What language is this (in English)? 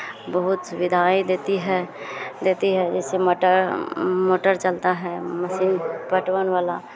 Hindi